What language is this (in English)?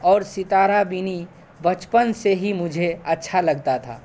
Urdu